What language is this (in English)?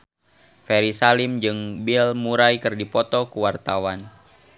Sundanese